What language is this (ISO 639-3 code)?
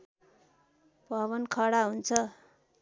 nep